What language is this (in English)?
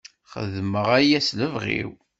Kabyle